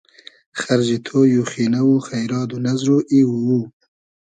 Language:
Hazaragi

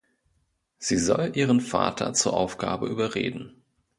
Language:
German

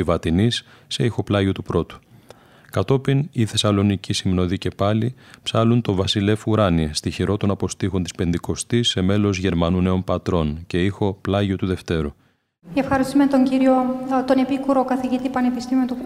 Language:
Greek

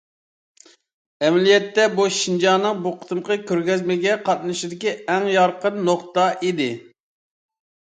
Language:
Uyghur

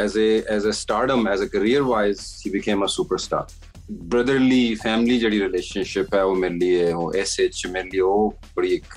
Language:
Punjabi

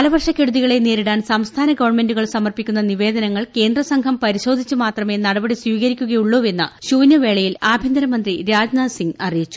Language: Malayalam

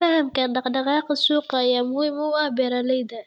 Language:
Somali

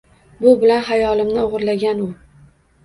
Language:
Uzbek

